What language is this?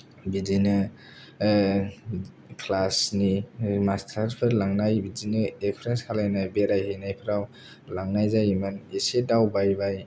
Bodo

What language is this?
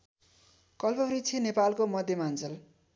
Nepali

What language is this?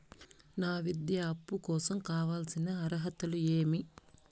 Telugu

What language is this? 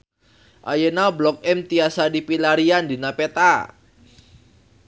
Sundanese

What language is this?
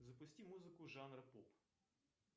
Russian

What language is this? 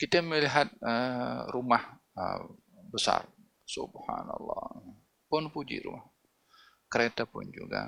Malay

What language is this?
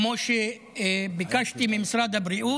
Hebrew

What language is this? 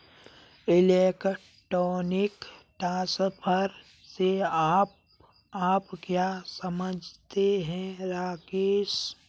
Hindi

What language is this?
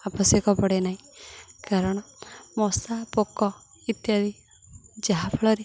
Odia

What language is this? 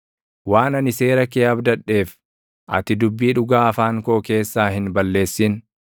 Oromo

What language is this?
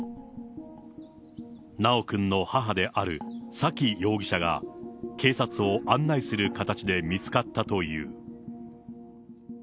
Japanese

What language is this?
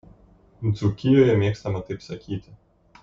Lithuanian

